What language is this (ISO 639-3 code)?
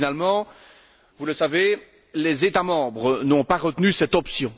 fra